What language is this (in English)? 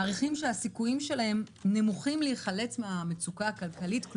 Hebrew